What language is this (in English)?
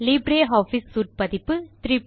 Tamil